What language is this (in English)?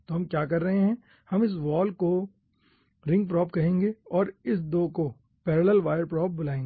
Hindi